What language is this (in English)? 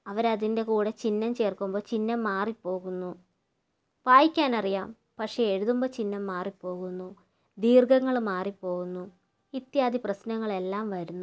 Malayalam